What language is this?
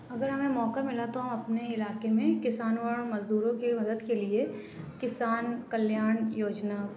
Urdu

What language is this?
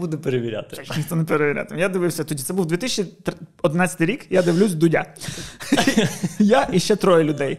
Ukrainian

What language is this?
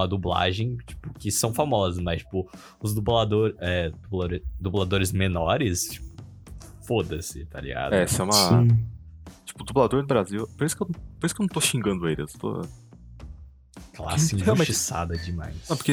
Portuguese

